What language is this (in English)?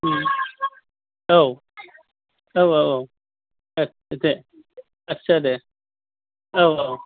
Bodo